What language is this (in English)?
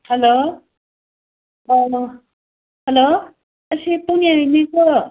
Manipuri